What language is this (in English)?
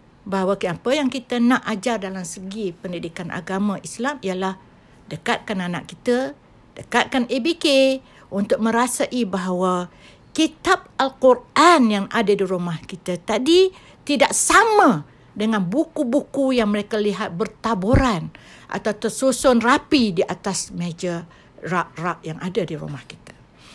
Malay